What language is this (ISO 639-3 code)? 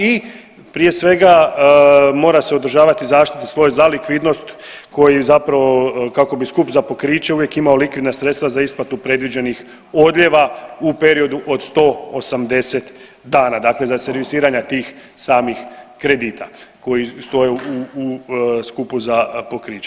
hrv